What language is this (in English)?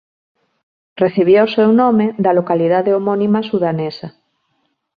Galician